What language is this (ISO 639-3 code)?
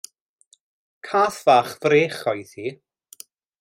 cym